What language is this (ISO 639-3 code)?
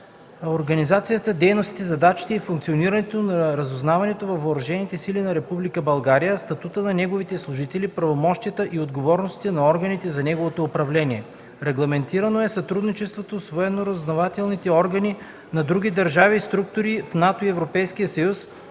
bul